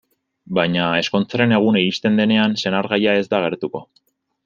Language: Basque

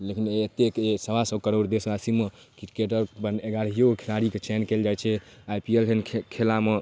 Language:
Maithili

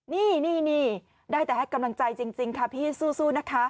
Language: Thai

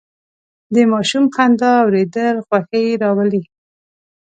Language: Pashto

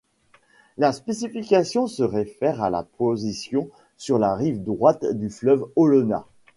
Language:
French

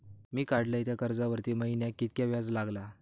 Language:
Marathi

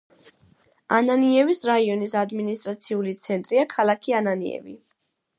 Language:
Georgian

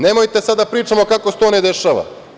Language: Serbian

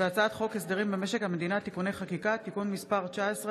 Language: Hebrew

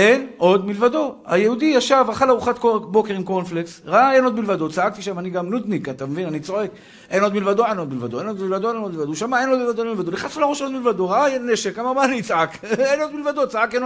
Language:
Hebrew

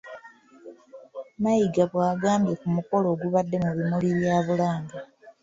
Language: Ganda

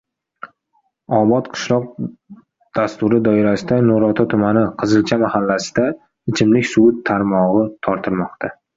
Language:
Uzbek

